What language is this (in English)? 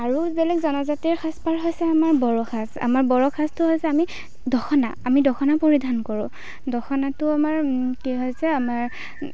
Assamese